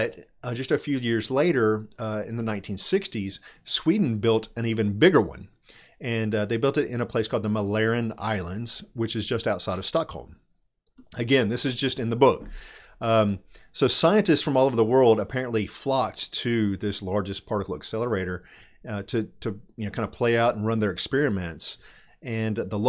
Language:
English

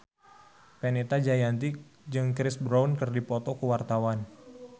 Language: Sundanese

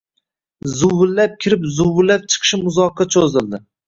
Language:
Uzbek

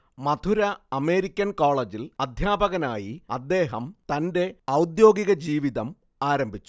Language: Malayalam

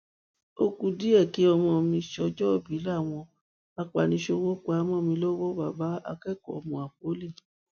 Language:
Yoruba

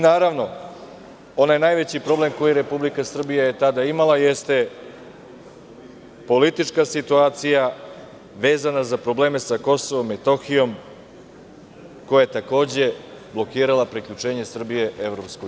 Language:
Serbian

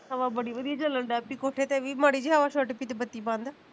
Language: Punjabi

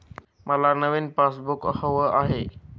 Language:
Marathi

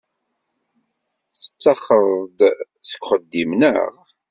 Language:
Kabyle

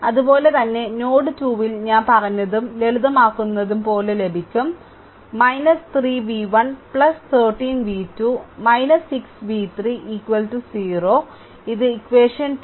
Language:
Malayalam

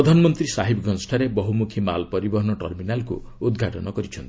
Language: Odia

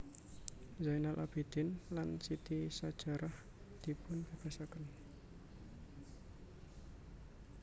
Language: Javanese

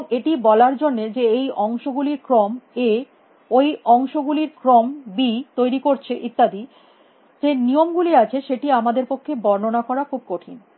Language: Bangla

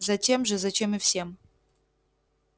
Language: Russian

